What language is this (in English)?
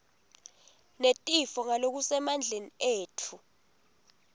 Swati